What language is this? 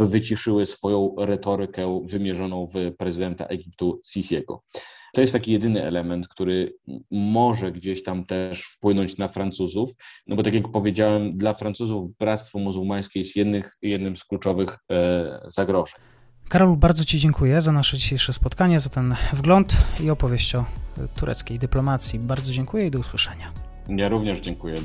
Polish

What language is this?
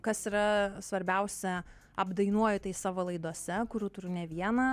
Lithuanian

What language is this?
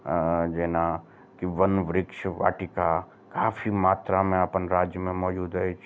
Maithili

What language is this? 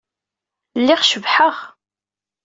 Kabyle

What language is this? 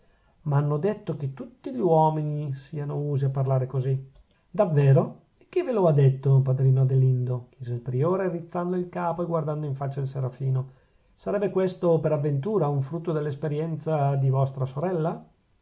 Italian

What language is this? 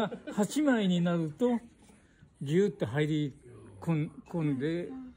Japanese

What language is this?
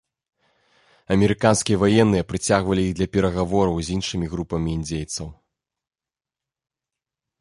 Belarusian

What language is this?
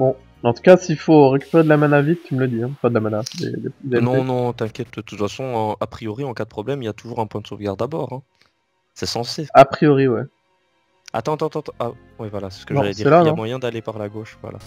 French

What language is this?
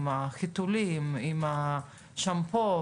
Hebrew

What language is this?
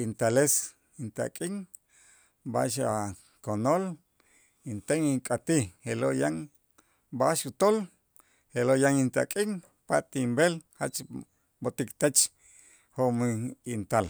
Itzá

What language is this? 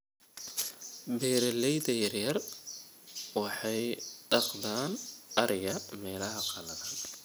Somali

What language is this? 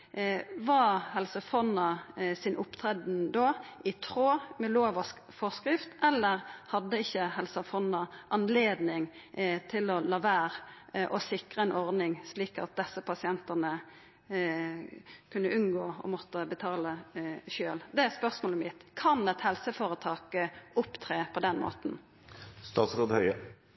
Norwegian Nynorsk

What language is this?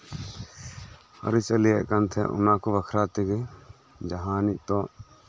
Santali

